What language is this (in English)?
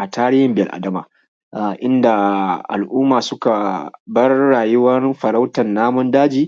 Hausa